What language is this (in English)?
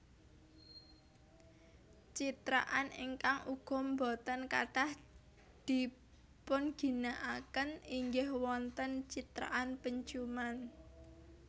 Javanese